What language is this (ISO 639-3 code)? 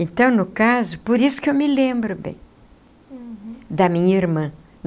por